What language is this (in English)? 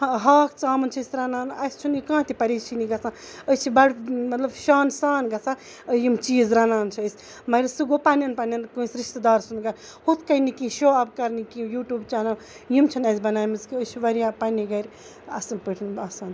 Kashmiri